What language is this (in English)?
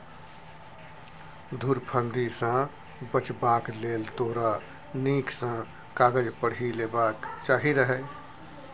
Maithili